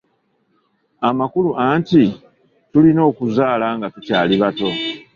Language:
Ganda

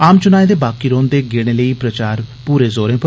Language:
Dogri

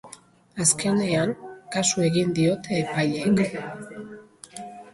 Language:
Basque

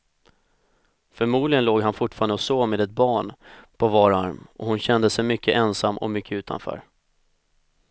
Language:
Swedish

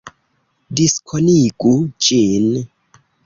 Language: Esperanto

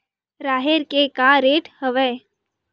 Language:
Chhattisgarhi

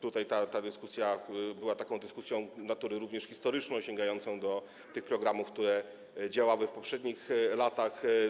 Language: Polish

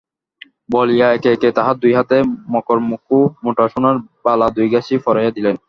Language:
Bangla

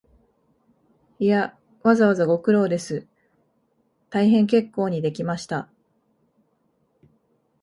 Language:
Japanese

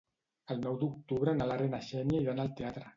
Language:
Catalan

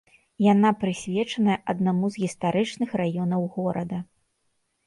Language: Belarusian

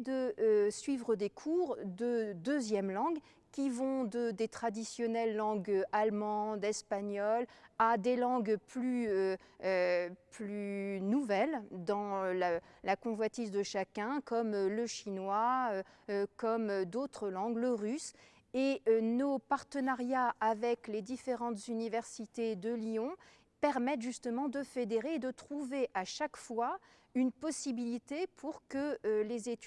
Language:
French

